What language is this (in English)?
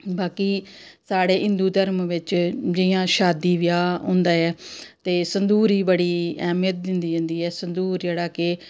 Dogri